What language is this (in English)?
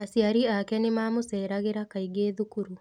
Kikuyu